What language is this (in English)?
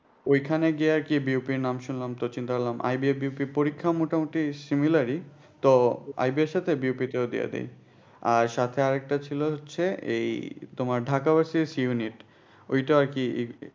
Bangla